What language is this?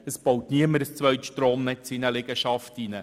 Swiss German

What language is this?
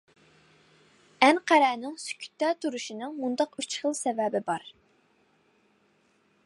Uyghur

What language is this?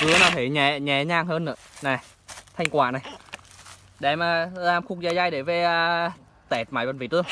Vietnamese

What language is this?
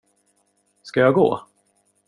Swedish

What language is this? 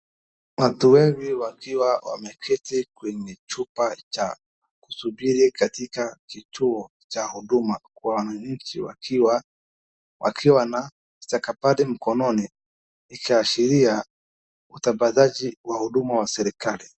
Swahili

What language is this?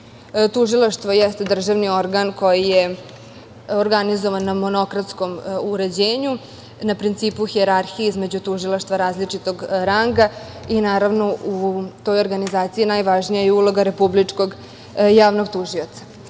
Serbian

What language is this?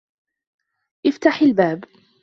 Arabic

